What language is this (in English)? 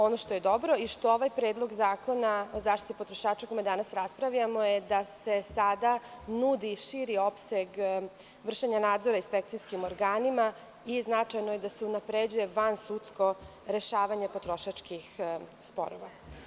Serbian